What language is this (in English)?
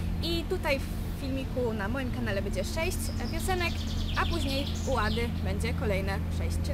Polish